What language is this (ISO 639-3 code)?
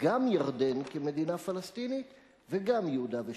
heb